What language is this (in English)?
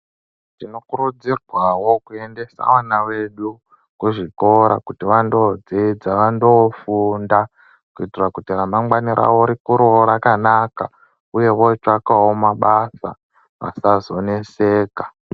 Ndau